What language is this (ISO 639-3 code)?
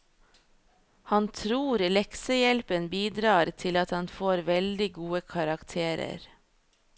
nor